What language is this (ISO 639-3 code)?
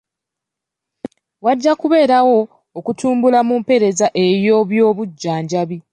lug